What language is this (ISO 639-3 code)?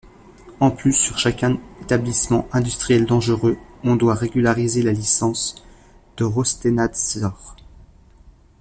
fra